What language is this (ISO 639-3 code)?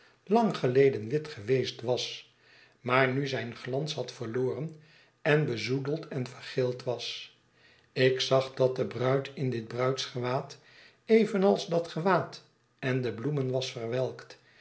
nld